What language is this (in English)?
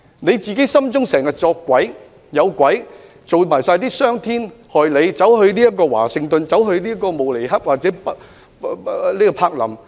Cantonese